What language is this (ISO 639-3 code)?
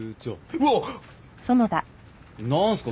jpn